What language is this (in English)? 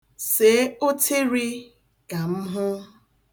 Igbo